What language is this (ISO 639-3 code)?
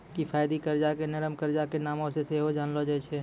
mai